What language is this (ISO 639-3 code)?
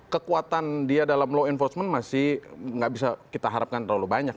ind